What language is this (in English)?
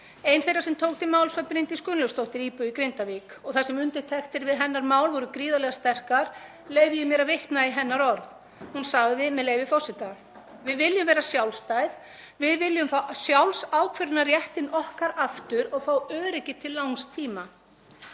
Icelandic